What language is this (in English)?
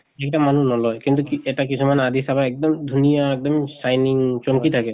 Assamese